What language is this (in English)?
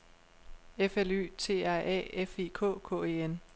Danish